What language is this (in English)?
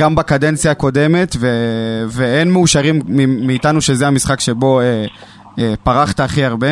Hebrew